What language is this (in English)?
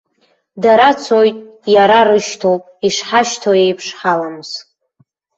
Abkhazian